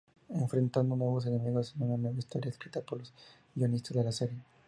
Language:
Spanish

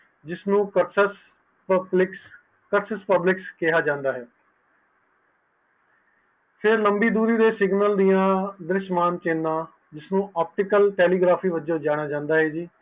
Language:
Punjabi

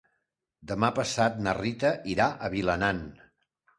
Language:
Catalan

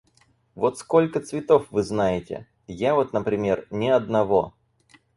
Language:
Russian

